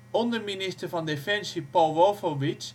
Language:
Dutch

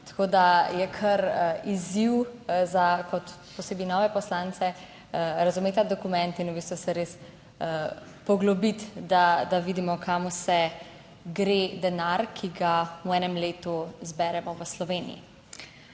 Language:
Slovenian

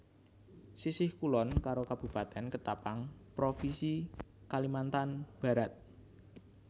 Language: Javanese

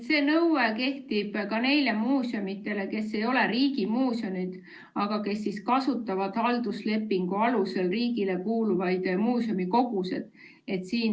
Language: Estonian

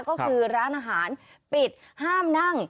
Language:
Thai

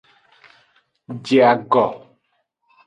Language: Aja (Benin)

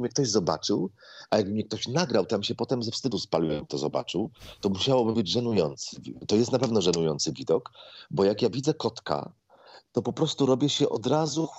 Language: Polish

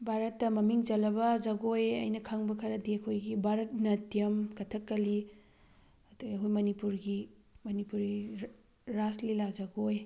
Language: Manipuri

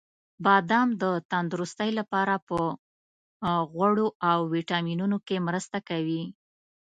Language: Pashto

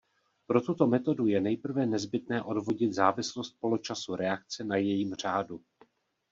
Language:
Czech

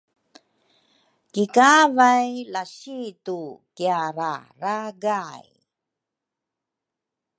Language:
Rukai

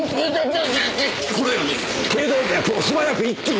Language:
Japanese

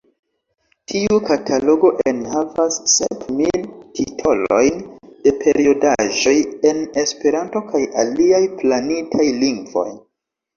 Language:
Esperanto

